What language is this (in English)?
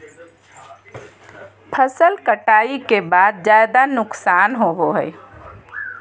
Magahi